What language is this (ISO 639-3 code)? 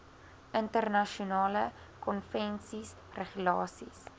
afr